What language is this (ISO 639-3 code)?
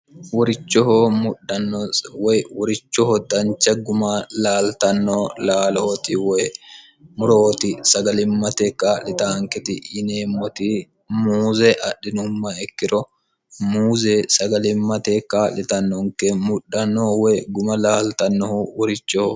sid